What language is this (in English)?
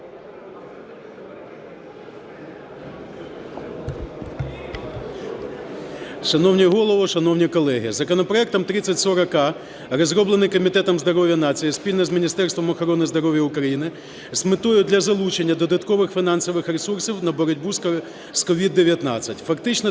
Ukrainian